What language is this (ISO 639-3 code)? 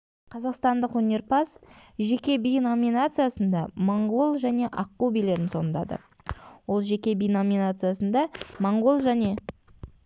kaz